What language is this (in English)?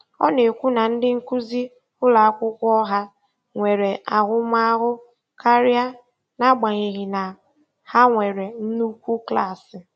Igbo